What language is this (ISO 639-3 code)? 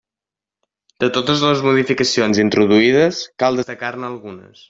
cat